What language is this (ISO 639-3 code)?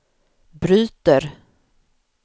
swe